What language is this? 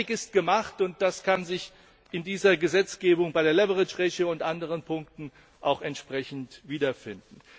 German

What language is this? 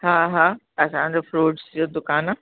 Sindhi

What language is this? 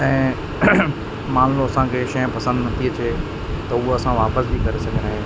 Sindhi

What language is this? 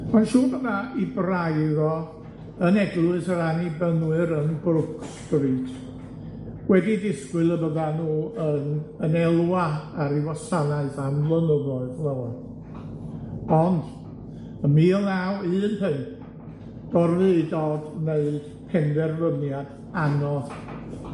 Welsh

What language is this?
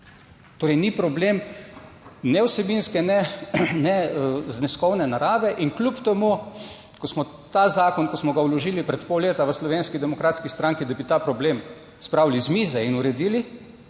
Slovenian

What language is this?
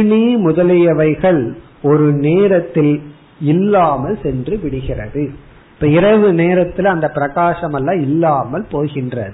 Tamil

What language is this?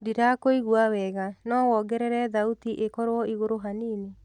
Kikuyu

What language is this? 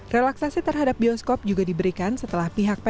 Indonesian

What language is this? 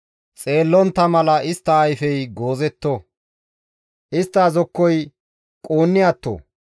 Gamo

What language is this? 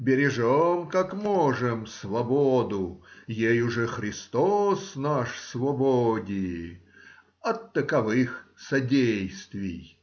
Russian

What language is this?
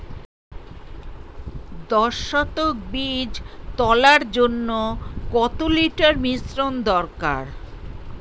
Bangla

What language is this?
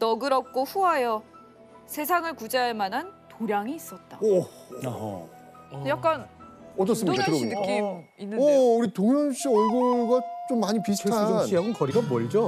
Korean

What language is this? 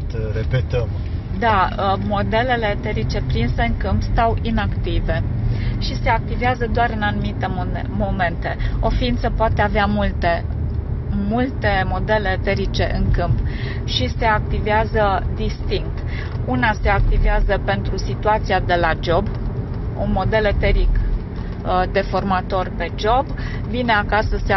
Romanian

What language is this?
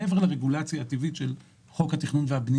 Hebrew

